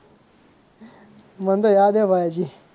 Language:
Gujarati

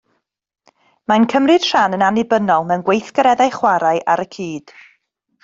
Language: Welsh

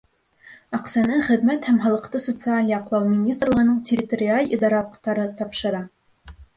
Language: Bashkir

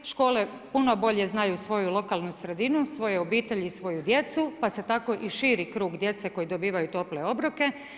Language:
Croatian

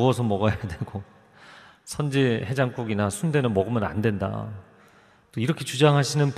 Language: Korean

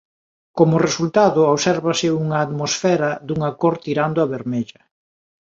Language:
Galician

